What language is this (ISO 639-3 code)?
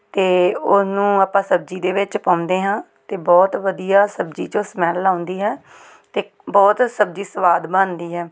pan